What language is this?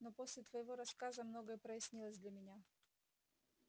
Russian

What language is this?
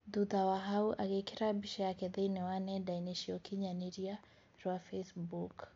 Kikuyu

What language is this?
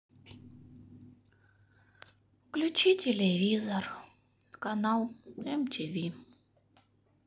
Russian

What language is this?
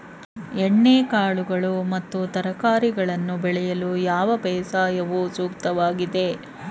Kannada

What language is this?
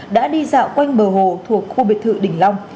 Vietnamese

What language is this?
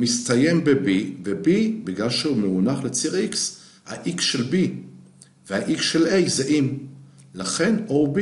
Hebrew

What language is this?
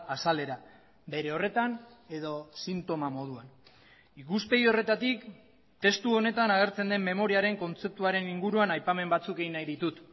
Basque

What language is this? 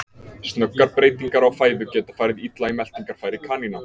Icelandic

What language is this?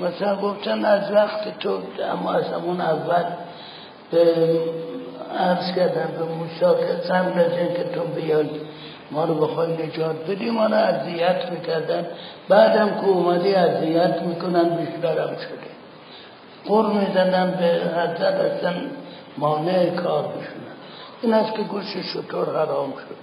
Persian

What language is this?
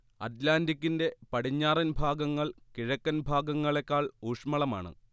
Malayalam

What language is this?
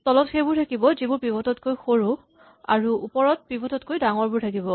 Assamese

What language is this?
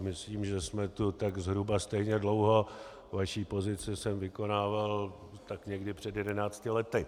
Czech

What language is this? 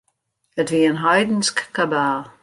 Western Frisian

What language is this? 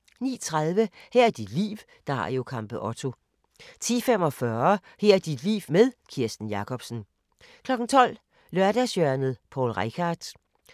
Danish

